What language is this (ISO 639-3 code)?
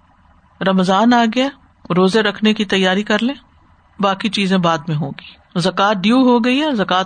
urd